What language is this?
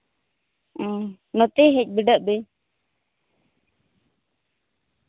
Santali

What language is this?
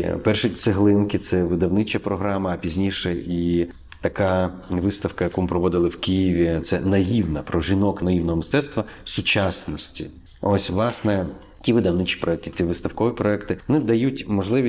Ukrainian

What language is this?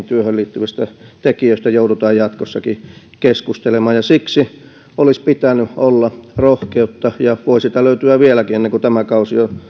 Finnish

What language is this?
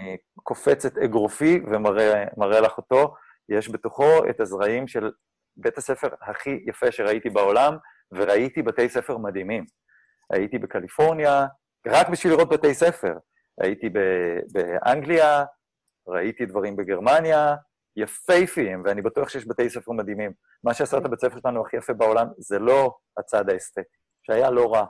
Hebrew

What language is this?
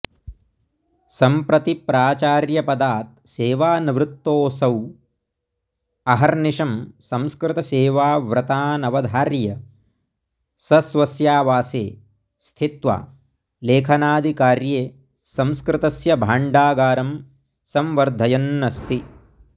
Sanskrit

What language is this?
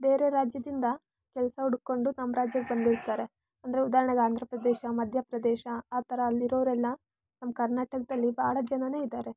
Kannada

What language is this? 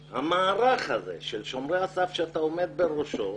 Hebrew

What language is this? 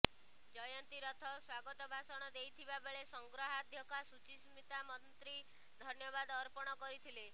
Odia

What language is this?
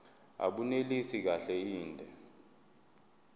Zulu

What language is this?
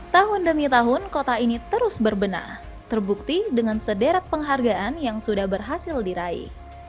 Indonesian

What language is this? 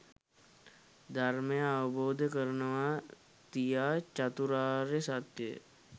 Sinhala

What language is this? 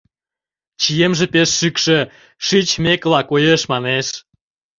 Mari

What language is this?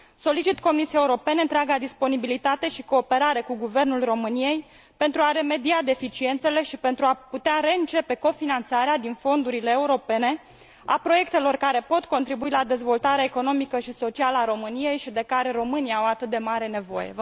Romanian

